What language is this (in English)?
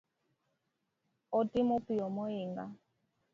Luo (Kenya and Tanzania)